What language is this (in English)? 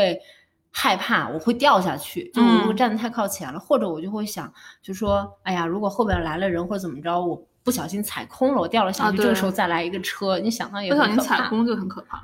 Chinese